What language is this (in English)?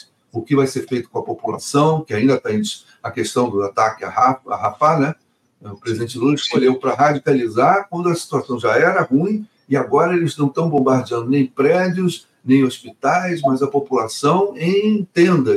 Portuguese